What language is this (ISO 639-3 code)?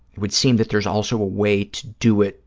eng